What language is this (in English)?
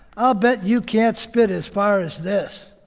English